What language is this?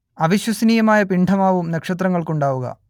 Malayalam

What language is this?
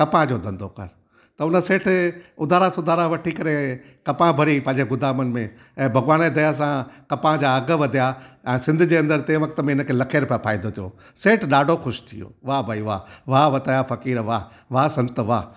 Sindhi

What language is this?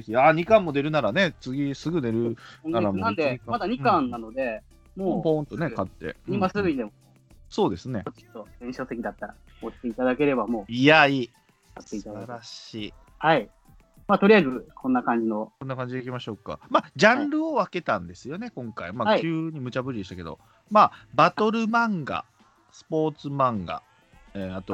Japanese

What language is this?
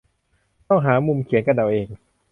Thai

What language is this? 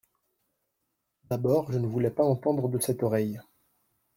French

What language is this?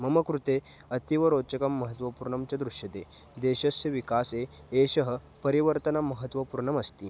Sanskrit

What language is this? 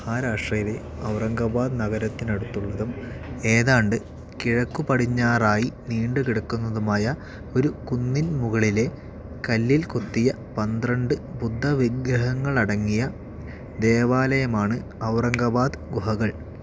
Malayalam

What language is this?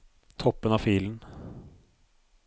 Norwegian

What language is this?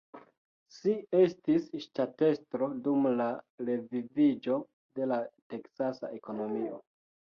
Esperanto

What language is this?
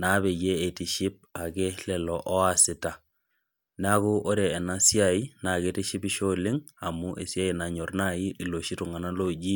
Masai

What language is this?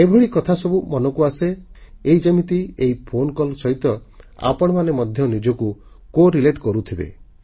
Odia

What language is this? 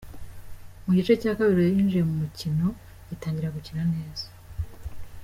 Kinyarwanda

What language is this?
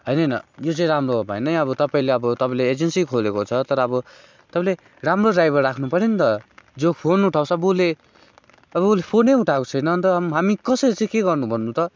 Nepali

